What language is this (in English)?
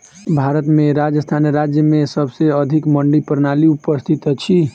Maithili